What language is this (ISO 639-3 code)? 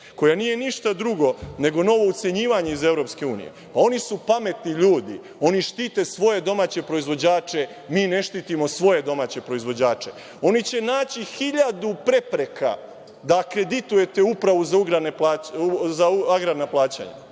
srp